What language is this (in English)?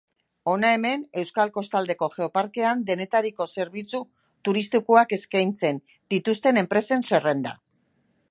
Basque